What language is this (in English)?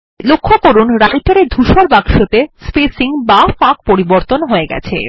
Bangla